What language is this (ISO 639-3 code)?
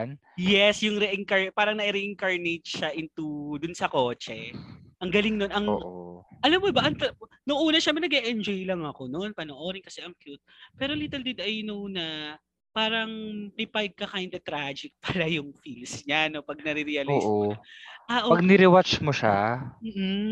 fil